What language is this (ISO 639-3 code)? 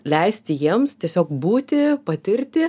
lit